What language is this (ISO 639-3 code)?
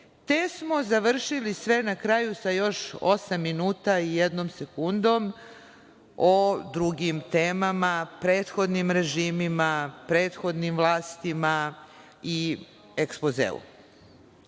srp